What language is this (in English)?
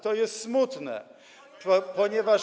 Polish